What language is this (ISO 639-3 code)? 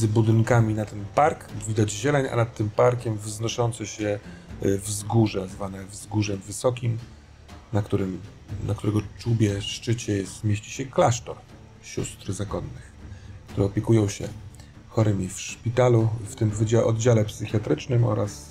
pol